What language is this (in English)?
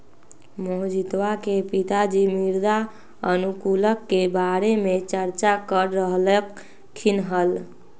Magahi